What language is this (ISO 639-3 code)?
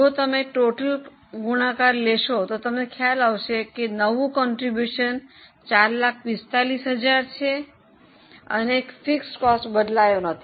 guj